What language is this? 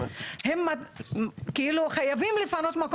Hebrew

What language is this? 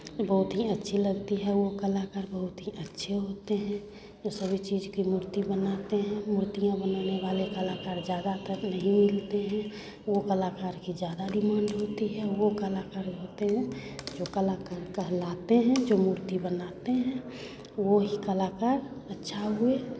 Hindi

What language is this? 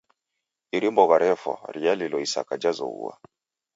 Taita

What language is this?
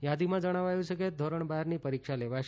Gujarati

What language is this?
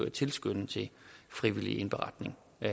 Danish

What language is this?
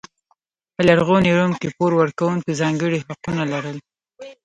Pashto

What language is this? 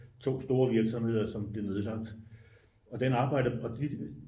Danish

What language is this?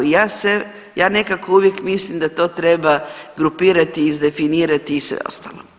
Croatian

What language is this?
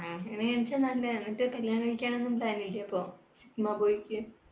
Malayalam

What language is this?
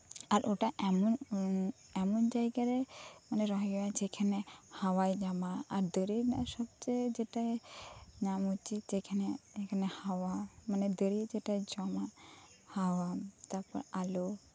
Santali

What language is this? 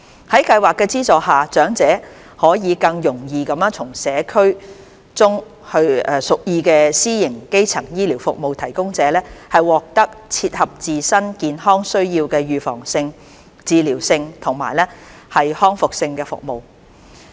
Cantonese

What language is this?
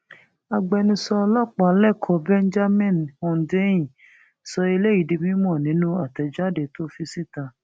Yoruba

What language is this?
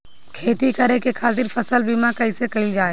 Bhojpuri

